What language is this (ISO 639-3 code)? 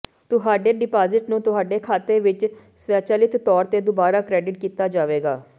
pan